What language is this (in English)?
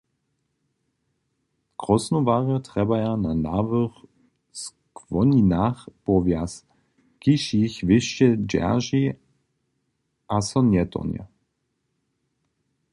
Upper Sorbian